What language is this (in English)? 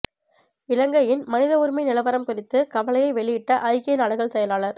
Tamil